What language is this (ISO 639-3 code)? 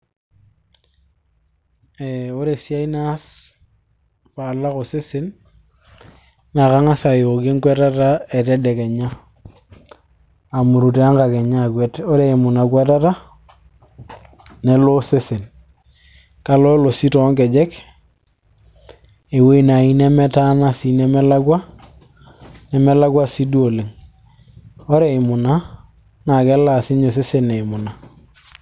mas